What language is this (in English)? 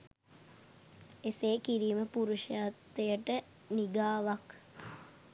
Sinhala